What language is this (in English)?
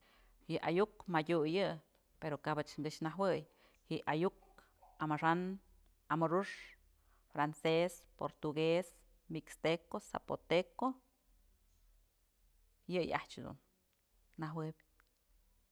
Mazatlán Mixe